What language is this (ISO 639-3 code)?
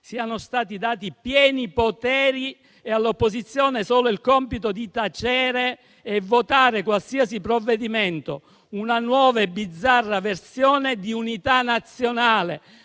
ita